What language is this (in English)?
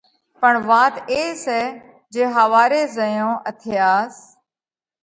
Parkari Koli